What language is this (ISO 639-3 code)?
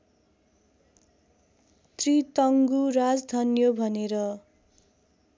nep